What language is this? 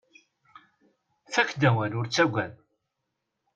Kabyle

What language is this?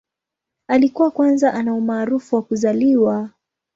Swahili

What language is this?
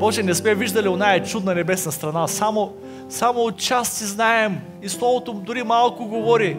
Bulgarian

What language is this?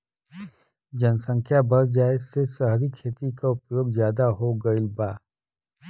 Bhojpuri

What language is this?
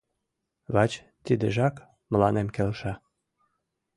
Mari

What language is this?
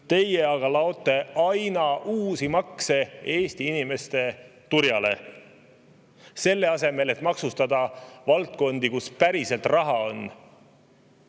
Estonian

